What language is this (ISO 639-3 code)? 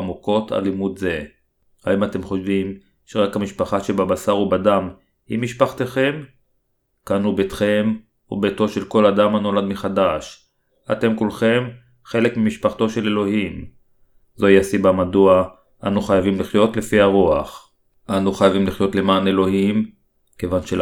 heb